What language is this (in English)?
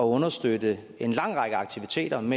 Danish